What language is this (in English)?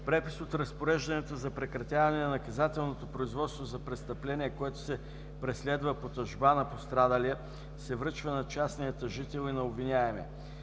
Bulgarian